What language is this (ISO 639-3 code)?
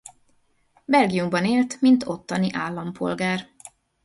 hun